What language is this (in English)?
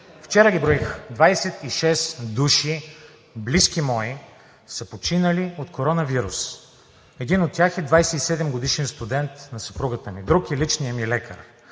Bulgarian